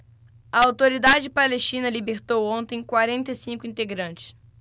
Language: Portuguese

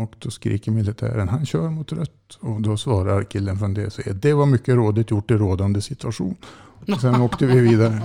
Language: Swedish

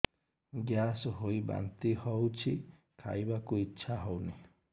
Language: Odia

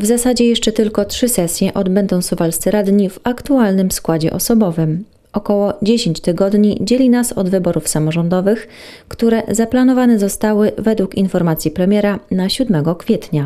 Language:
Polish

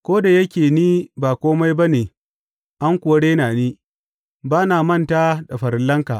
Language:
Hausa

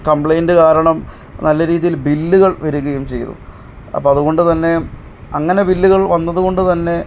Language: Malayalam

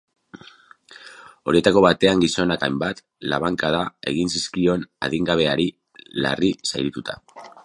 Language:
Basque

